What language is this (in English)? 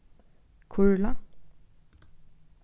Faroese